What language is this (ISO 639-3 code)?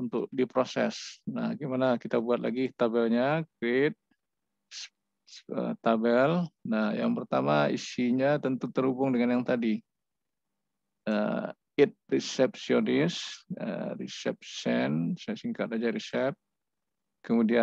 ind